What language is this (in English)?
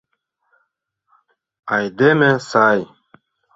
Mari